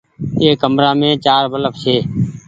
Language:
Goaria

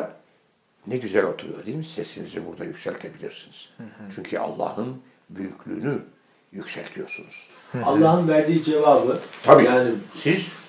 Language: Turkish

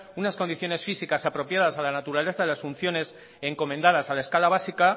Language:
Spanish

